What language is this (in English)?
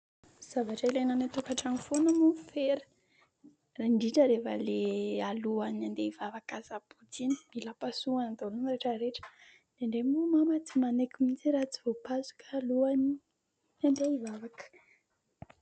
Malagasy